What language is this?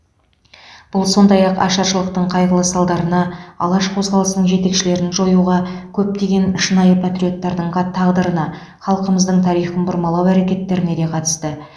Kazakh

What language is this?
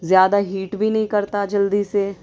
Urdu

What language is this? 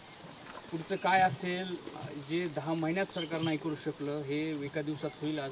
Marathi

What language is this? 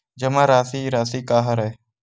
Chhattisgarhi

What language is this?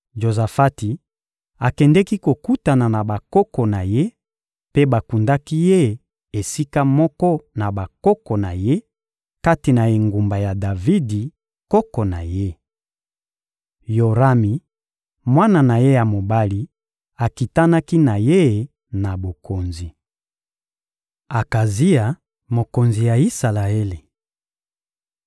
Lingala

